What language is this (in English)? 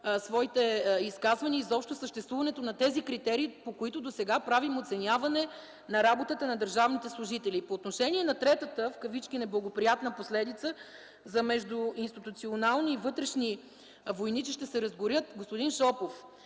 Bulgarian